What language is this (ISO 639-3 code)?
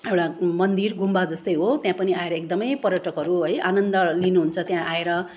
nep